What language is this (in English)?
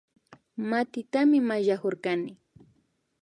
Imbabura Highland Quichua